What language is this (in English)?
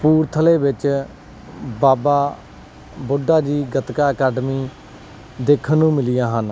Punjabi